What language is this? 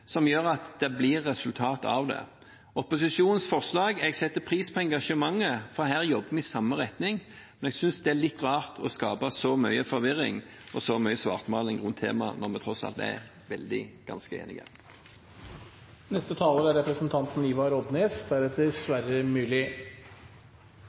Norwegian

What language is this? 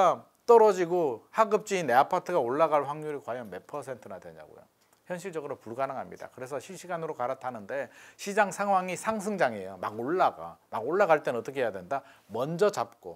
Korean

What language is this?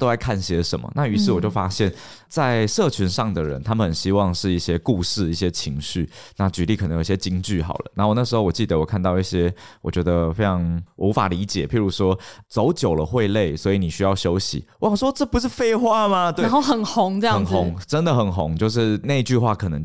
Chinese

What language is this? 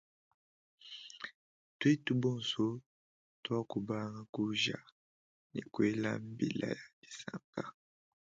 Luba-Lulua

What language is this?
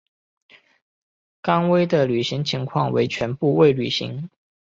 Chinese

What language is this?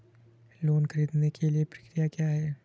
Hindi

